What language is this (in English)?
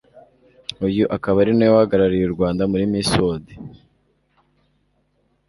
Kinyarwanda